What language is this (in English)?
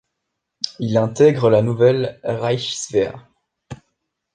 French